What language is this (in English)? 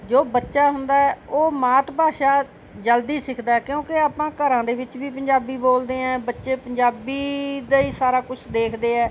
Punjabi